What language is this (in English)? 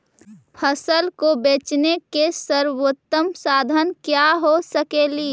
Magahi